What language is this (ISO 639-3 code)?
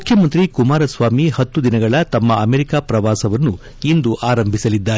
kan